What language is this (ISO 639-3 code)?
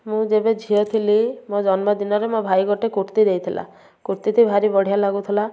ori